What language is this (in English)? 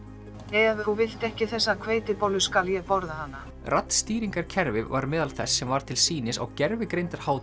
Icelandic